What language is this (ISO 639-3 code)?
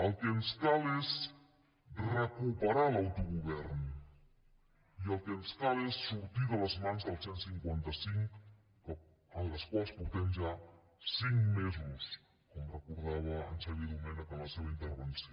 cat